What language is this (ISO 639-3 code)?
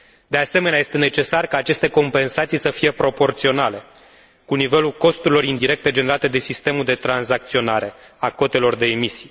ron